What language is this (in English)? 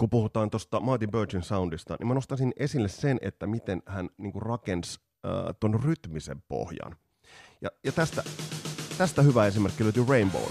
Finnish